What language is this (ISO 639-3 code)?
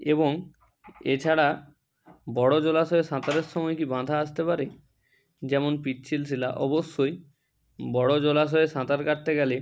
ben